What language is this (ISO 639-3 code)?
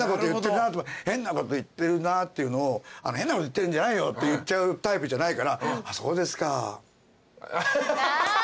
jpn